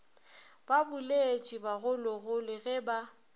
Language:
Northern Sotho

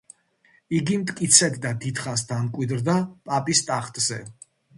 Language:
Georgian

